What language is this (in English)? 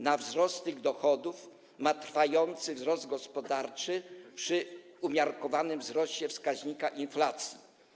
Polish